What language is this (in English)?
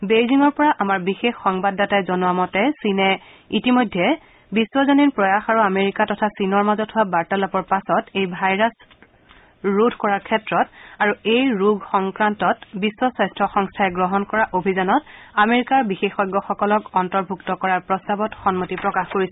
Assamese